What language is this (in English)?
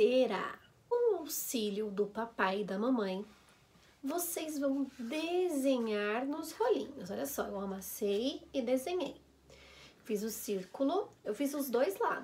Portuguese